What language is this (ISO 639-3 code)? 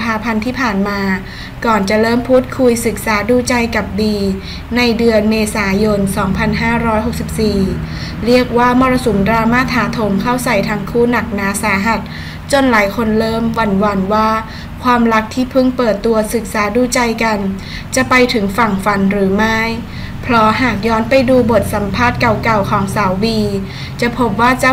tha